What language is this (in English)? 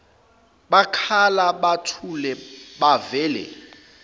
Zulu